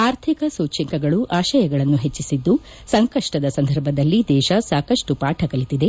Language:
Kannada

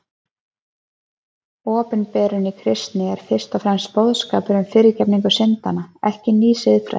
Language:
Icelandic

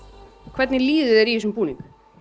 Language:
Icelandic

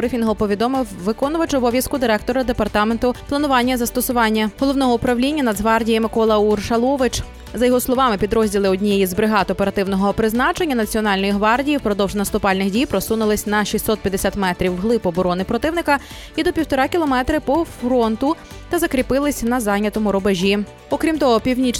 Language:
Ukrainian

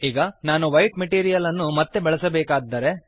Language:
Kannada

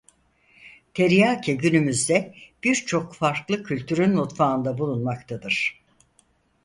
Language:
Turkish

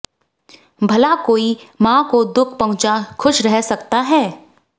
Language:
Hindi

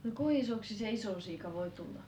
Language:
Finnish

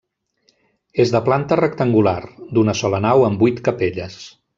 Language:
Catalan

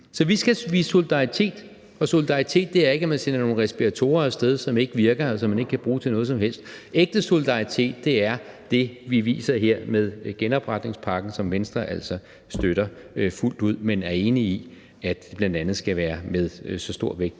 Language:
Danish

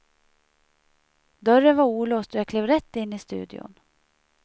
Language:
Swedish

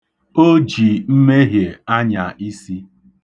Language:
Igbo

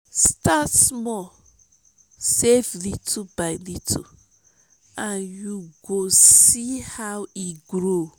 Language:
Nigerian Pidgin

